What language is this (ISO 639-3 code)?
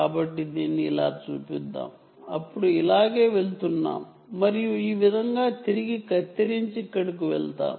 tel